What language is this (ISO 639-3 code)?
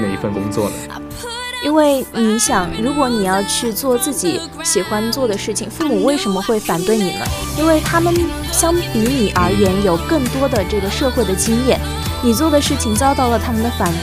zho